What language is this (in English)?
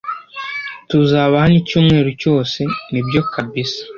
Kinyarwanda